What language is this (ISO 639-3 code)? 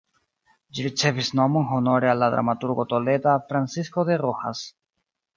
epo